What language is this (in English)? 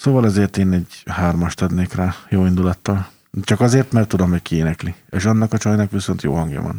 Hungarian